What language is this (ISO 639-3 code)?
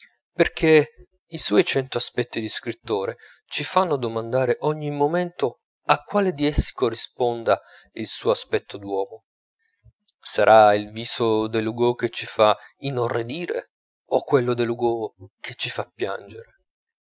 ita